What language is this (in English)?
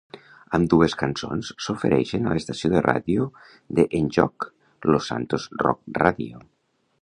Catalan